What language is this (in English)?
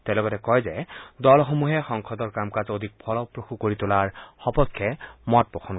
Assamese